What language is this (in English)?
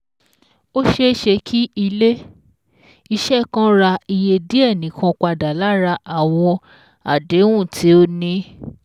Yoruba